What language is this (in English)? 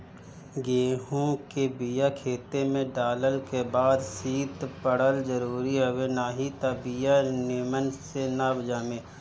Bhojpuri